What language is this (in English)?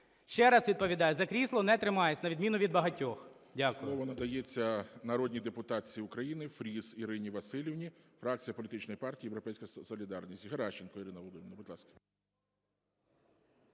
Ukrainian